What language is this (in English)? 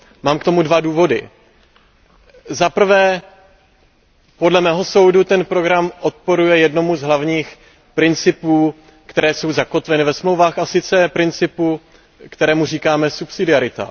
Czech